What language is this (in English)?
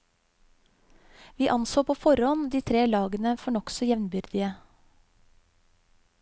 Norwegian